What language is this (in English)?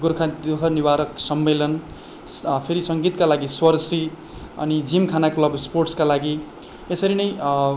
Nepali